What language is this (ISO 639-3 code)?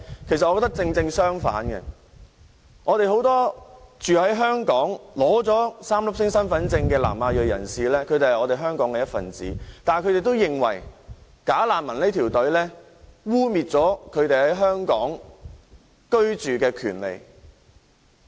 yue